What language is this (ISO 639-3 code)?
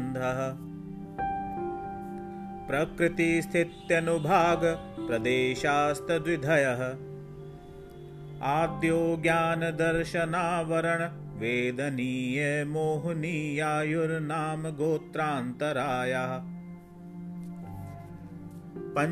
hin